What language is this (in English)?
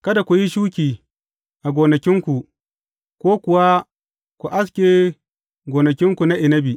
Hausa